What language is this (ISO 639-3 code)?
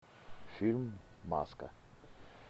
rus